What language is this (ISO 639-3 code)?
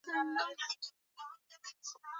swa